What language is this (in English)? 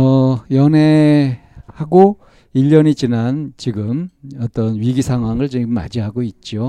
Korean